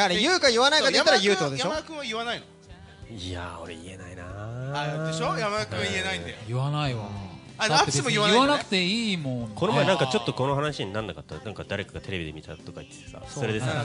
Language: Japanese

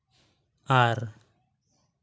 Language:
Santali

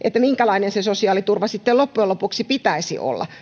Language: Finnish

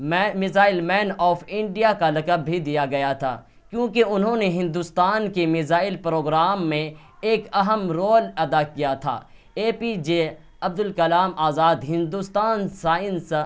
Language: Urdu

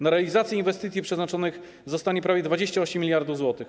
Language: Polish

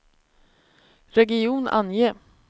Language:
Swedish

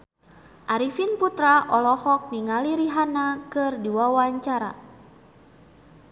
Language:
Sundanese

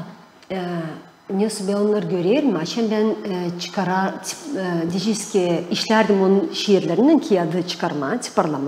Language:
Turkish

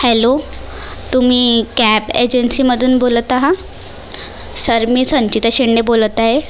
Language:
Marathi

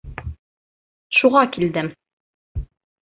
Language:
Bashkir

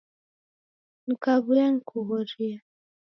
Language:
Taita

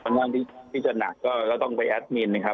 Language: Thai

